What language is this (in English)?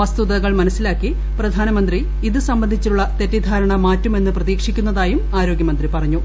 Malayalam